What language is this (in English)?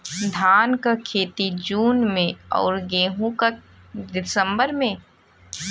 Bhojpuri